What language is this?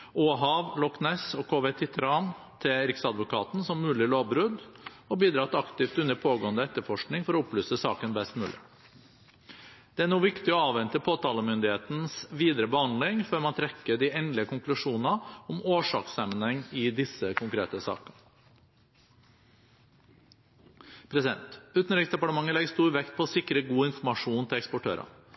Norwegian Bokmål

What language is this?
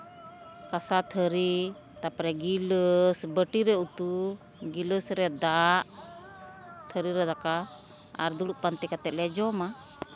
Santali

